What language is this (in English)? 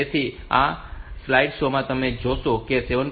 Gujarati